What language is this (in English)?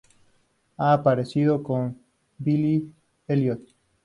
Spanish